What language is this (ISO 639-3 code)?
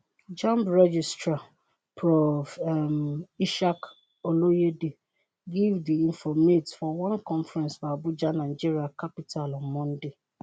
pcm